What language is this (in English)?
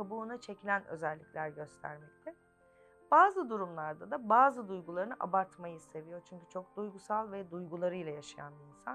Turkish